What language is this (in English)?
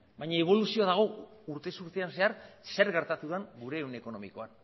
Basque